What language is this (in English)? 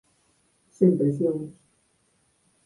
Galician